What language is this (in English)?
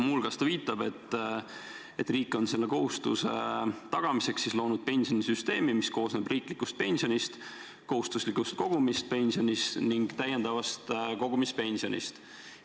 Estonian